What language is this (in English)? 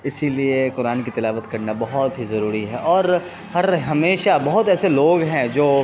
Urdu